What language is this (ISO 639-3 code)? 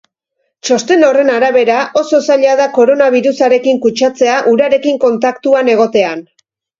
eus